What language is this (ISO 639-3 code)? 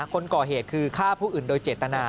tha